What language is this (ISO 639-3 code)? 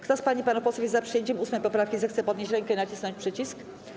pol